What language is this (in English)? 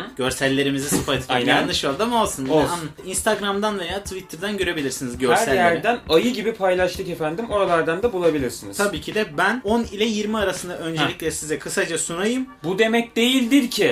Turkish